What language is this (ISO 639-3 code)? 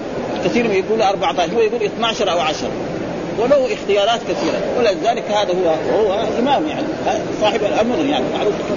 ara